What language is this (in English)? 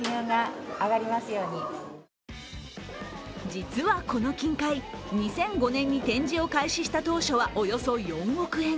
Japanese